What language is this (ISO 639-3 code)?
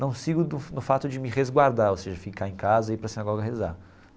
por